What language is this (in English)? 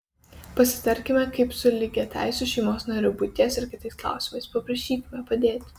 Lithuanian